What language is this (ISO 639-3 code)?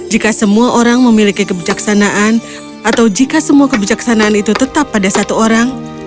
ind